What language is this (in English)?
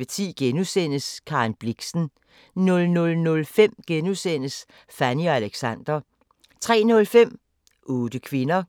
Danish